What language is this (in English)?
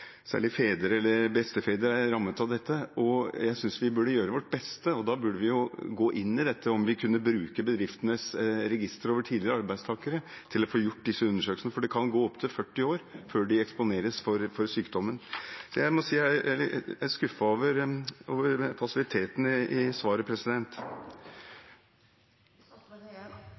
Norwegian Bokmål